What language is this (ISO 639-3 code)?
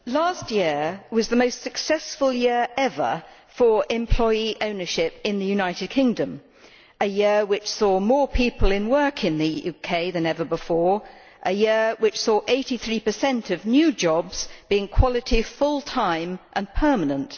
eng